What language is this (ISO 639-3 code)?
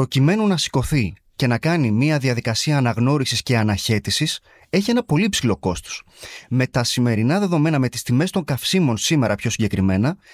ell